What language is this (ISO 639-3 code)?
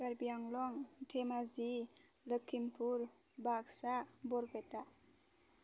brx